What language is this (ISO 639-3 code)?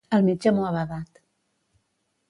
cat